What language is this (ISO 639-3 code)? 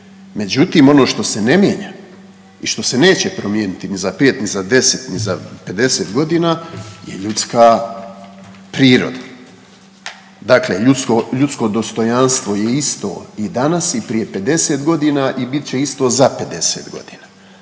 hrv